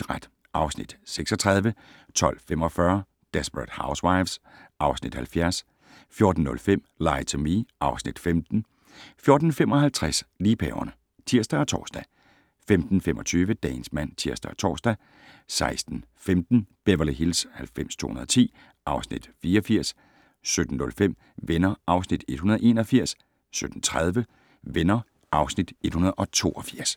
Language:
Danish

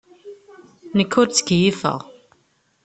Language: Kabyle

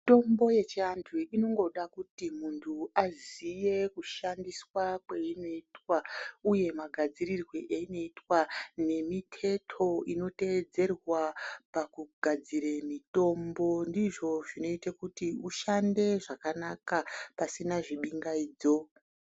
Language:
Ndau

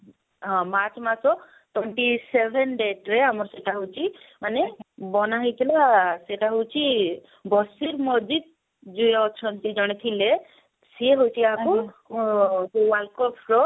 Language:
Odia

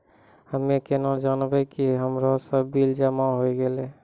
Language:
Maithili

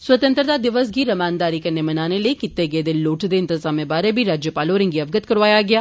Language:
Dogri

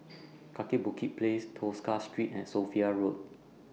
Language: English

